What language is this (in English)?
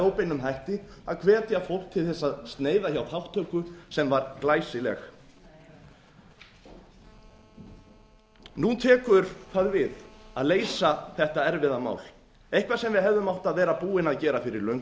Icelandic